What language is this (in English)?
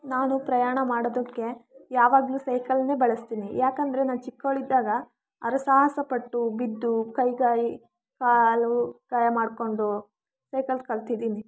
Kannada